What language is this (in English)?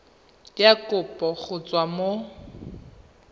Tswana